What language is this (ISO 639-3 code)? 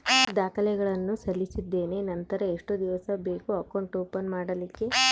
kan